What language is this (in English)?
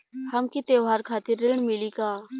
Bhojpuri